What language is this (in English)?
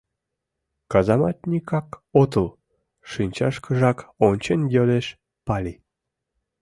Mari